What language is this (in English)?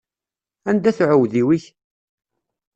Kabyle